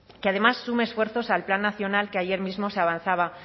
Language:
Spanish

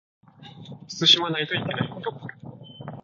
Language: Japanese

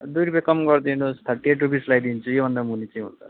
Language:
Nepali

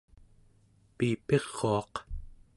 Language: Central Yupik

